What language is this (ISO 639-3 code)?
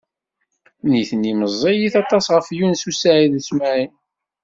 kab